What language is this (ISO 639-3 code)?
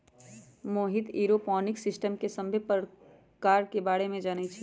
mag